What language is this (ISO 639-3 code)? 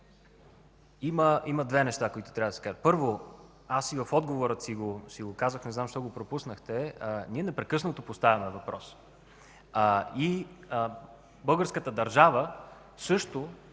bul